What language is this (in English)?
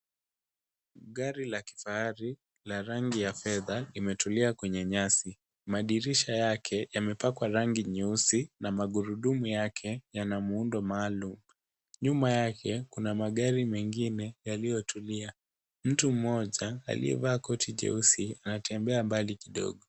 Swahili